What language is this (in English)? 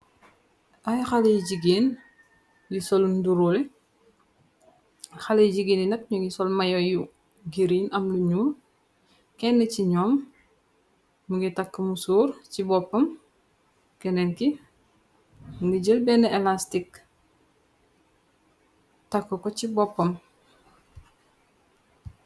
Wolof